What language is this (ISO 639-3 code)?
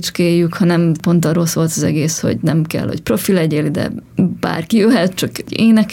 hun